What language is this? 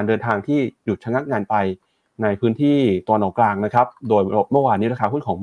Thai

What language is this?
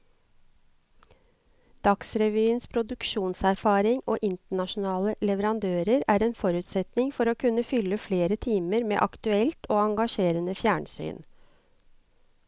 Norwegian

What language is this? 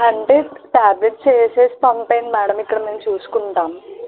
Telugu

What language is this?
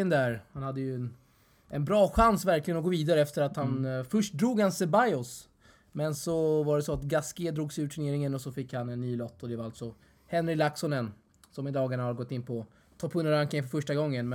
Swedish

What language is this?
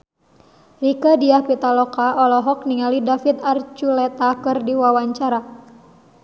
Sundanese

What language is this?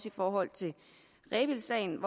Danish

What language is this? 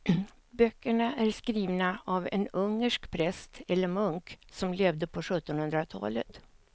Swedish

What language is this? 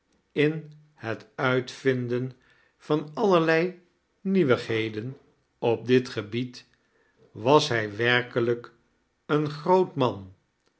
Dutch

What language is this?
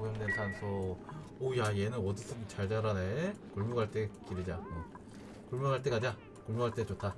Korean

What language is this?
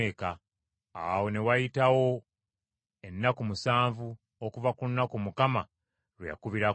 Ganda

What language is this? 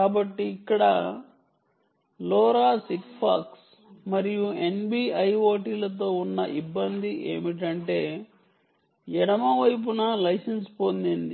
Telugu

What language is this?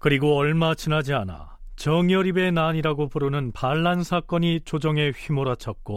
Korean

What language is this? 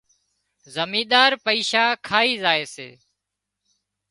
Wadiyara Koli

